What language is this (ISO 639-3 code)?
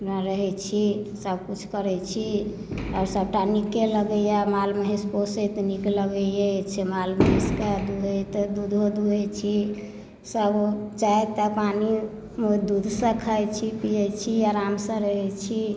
mai